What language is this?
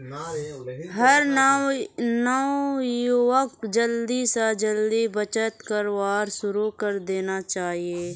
Magahi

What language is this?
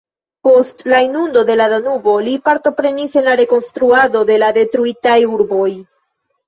Esperanto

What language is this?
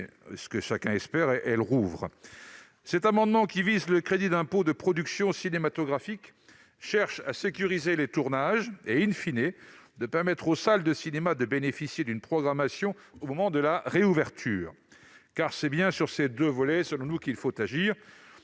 French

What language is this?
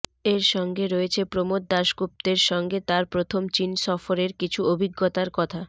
Bangla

